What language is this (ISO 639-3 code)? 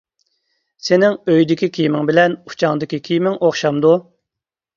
uig